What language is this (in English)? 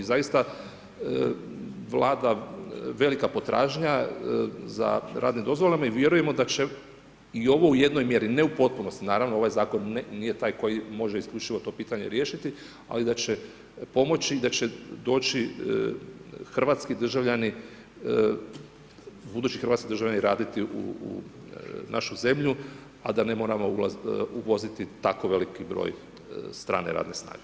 Croatian